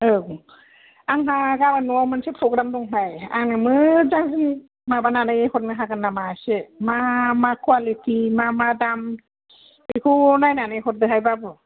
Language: Bodo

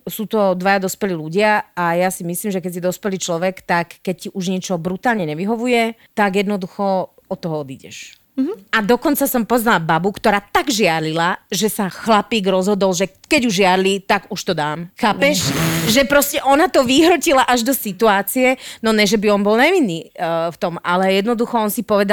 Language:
Slovak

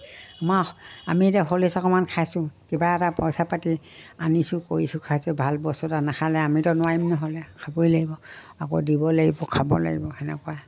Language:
Assamese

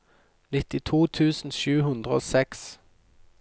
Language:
Norwegian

